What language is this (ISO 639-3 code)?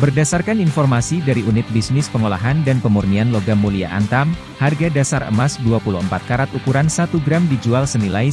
ind